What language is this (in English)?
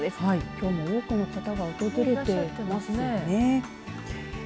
Japanese